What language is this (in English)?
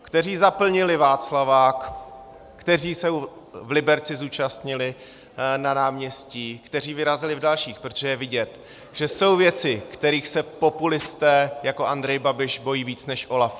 Czech